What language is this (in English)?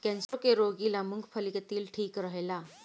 Bhojpuri